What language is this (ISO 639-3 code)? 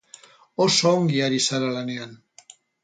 eus